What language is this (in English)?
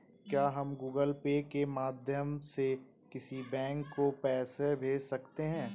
Hindi